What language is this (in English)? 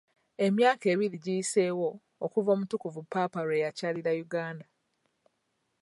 Ganda